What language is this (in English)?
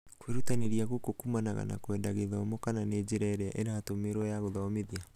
Kikuyu